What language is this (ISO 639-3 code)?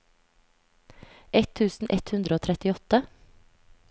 nor